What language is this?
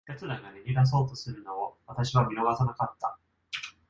Japanese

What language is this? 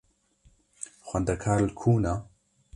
Kurdish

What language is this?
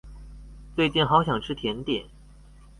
Chinese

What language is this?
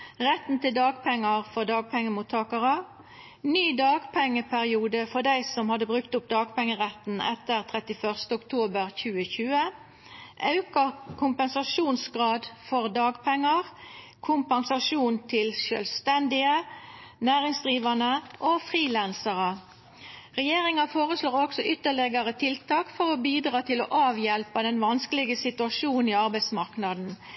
Norwegian Nynorsk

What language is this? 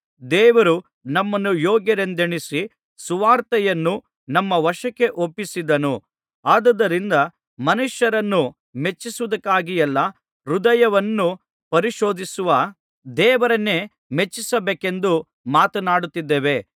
Kannada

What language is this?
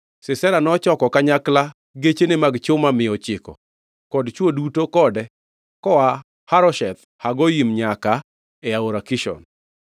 Luo (Kenya and Tanzania)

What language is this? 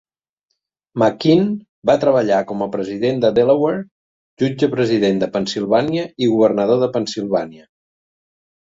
Catalan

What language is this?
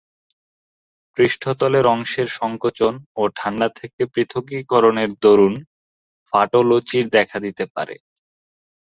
Bangla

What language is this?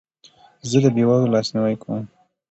Pashto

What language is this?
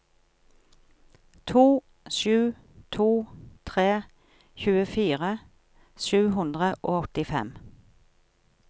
Norwegian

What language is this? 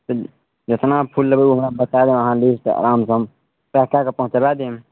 Maithili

